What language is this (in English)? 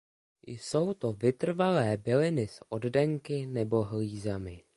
Czech